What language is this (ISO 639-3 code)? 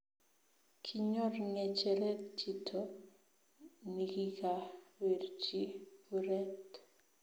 kln